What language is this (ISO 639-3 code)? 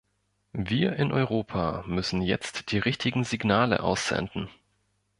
deu